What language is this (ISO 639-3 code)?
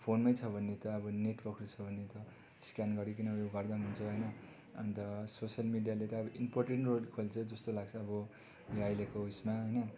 nep